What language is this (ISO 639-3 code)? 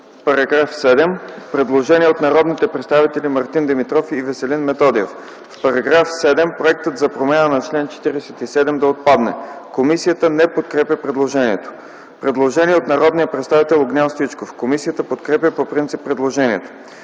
bul